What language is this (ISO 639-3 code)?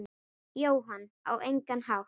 isl